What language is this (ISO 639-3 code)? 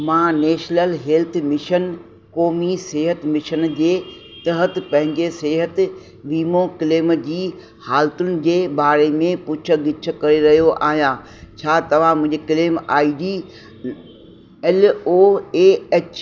snd